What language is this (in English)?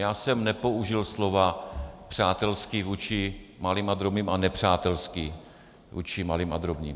Czech